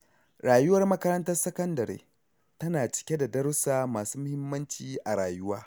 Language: Hausa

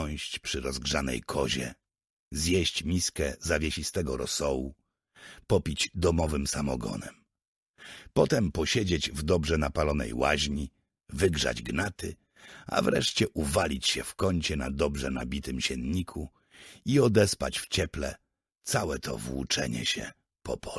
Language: Polish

